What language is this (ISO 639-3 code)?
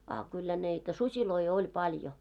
fin